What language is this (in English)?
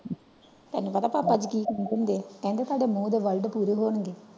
Punjabi